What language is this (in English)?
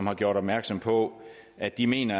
Danish